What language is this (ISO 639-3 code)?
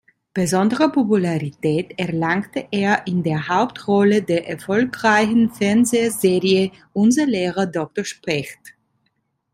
deu